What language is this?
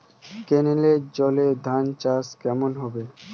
Bangla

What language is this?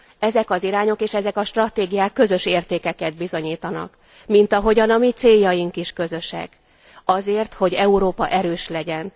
Hungarian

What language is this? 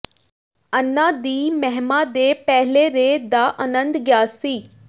Punjabi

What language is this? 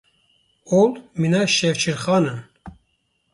Kurdish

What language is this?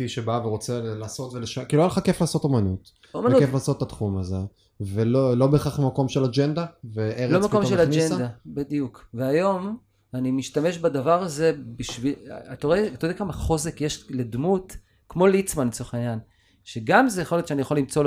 Hebrew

